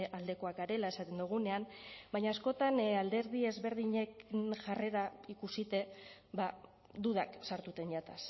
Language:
Basque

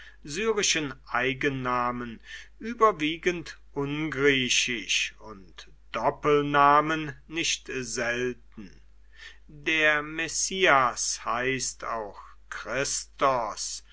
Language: German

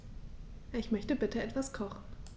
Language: German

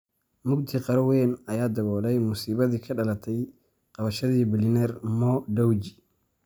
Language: Somali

